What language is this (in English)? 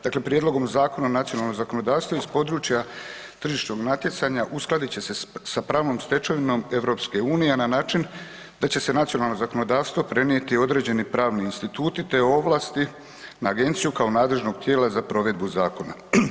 Croatian